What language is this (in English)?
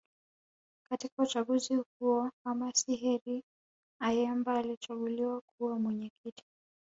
Swahili